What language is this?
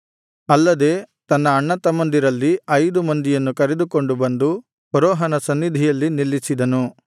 Kannada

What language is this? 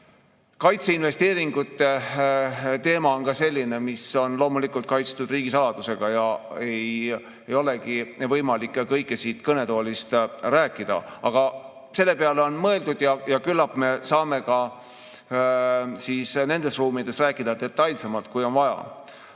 Estonian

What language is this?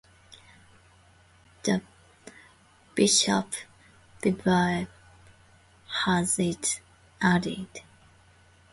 English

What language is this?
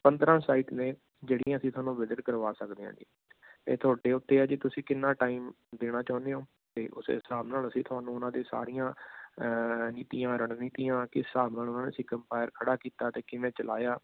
Punjabi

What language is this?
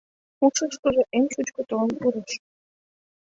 Mari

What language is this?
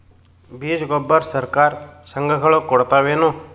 Kannada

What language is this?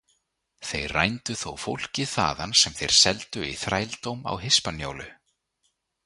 Icelandic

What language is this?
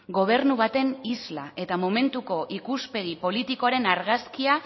Basque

